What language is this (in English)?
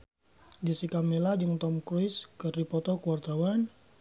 Sundanese